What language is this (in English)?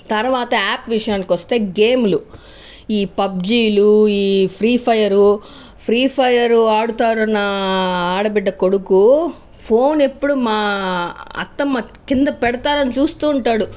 Telugu